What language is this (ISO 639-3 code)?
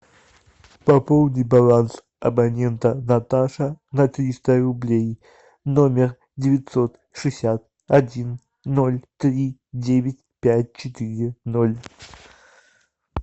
rus